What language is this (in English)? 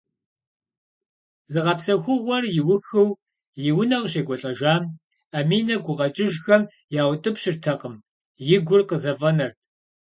Kabardian